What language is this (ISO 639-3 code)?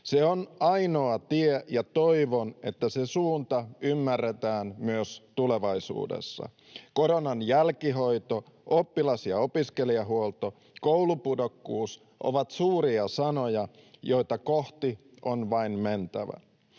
fin